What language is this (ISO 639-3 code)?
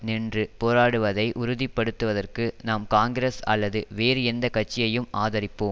tam